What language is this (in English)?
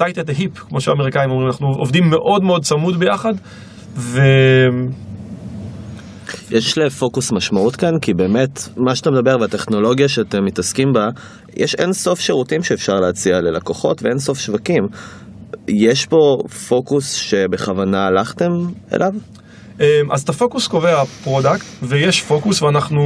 Hebrew